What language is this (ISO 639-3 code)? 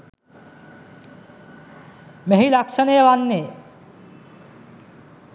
sin